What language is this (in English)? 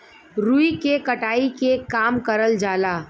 Bhojpuri